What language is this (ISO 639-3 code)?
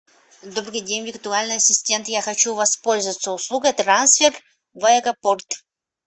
rus